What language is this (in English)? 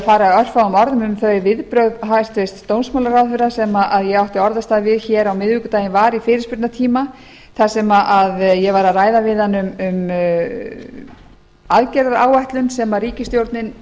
Icelandic